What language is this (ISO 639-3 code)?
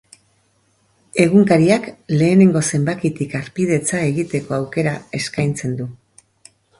eus